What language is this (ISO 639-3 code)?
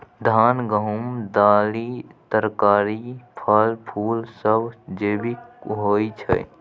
mai